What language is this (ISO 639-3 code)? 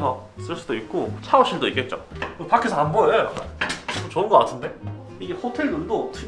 kor